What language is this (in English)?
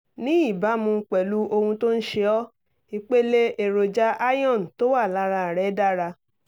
Yoruba